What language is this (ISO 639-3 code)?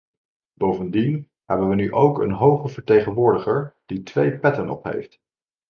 nld